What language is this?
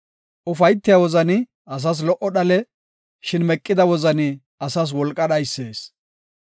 Gofa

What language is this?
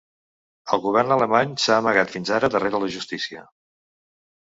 Catalan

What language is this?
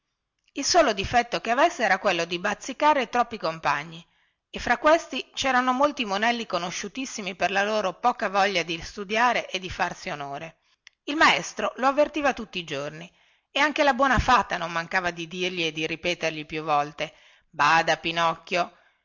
Italian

